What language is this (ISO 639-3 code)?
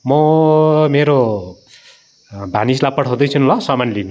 nep